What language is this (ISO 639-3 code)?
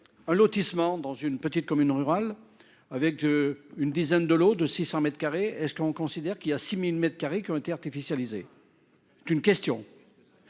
fra